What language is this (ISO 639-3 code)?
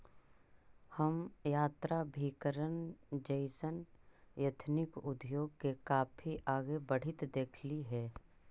mag